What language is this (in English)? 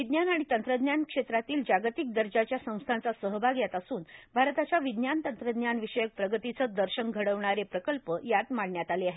Marathi